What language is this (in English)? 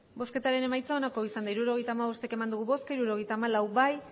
Basque